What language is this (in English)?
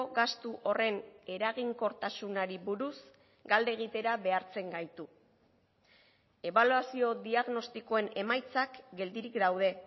Basque